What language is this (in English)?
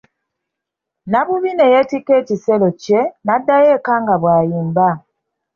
Ganda